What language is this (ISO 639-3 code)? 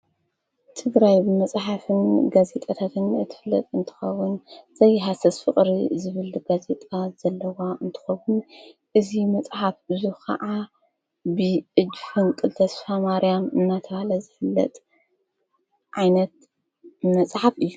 tir